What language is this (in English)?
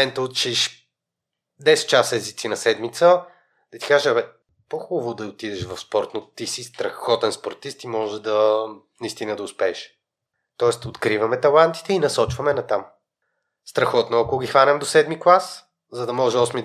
Bulgarian